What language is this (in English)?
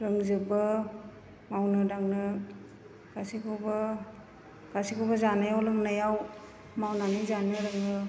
Bodo